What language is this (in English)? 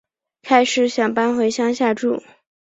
Chinese